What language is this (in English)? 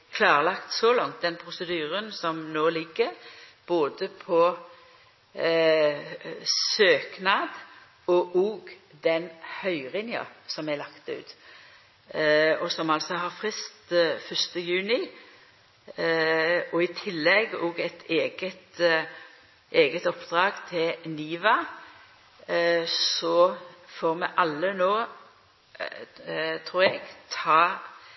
Norwegian Nynorsk